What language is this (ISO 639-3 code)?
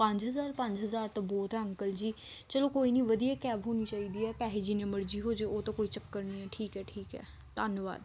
pan